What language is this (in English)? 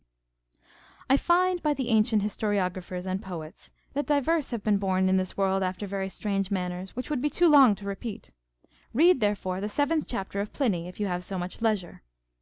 English